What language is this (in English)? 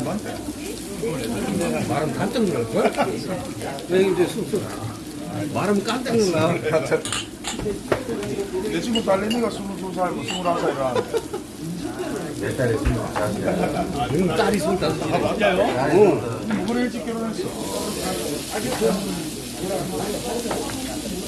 Korean